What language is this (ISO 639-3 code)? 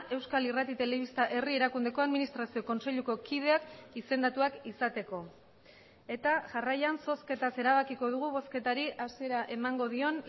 eus